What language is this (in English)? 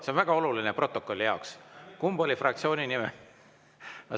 Estonian